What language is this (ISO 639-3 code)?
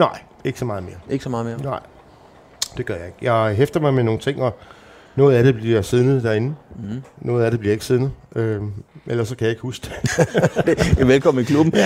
dan